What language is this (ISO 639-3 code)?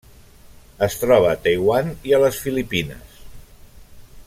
cat